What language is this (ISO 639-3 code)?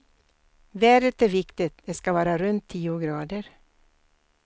swe